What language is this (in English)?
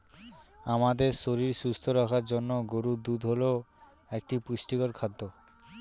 Bangla